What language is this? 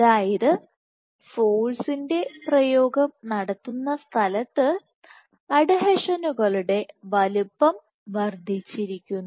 Malayalam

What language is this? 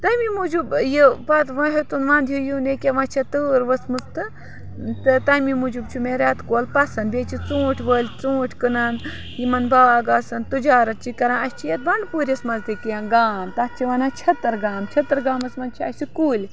Kashmiri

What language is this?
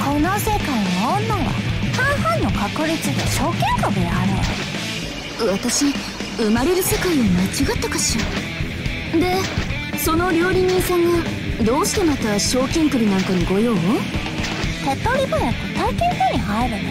Japanese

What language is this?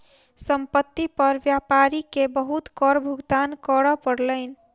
Maithili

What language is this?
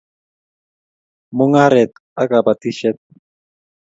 Kalenjin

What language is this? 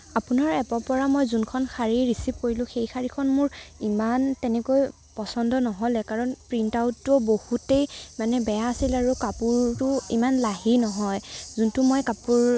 Assamese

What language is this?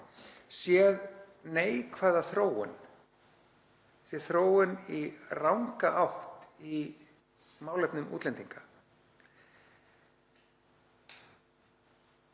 Icelandic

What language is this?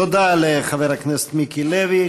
Hebrew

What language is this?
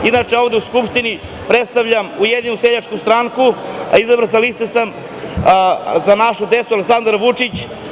Serbian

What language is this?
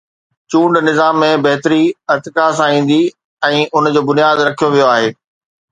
Sindhi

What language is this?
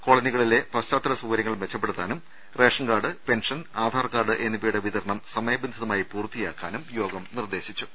Malayalam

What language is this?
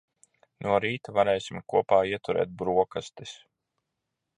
Latvian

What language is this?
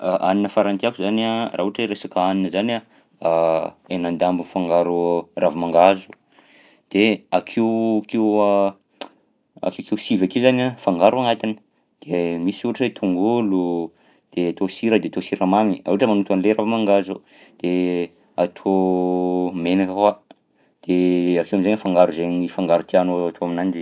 Southern Betsimisaraka Malagasy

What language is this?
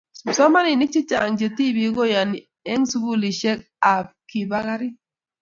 Kalenjin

